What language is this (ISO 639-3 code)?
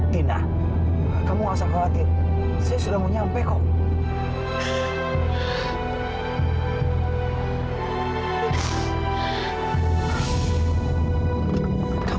ind